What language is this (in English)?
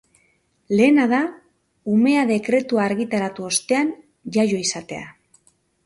Basque